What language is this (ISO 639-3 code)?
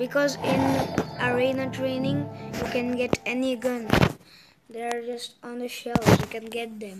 eng